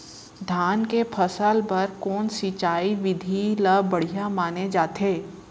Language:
Chhattisgarhi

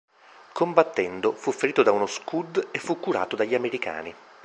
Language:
Italian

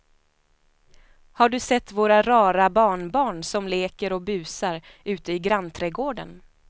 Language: Swedish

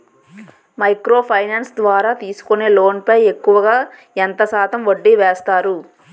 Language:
Telugu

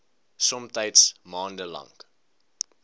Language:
Afrikaans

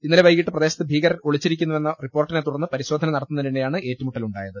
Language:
Malayalam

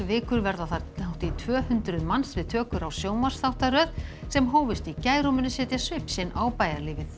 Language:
Icelandic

